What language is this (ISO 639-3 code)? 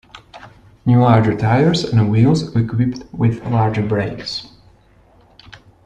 eng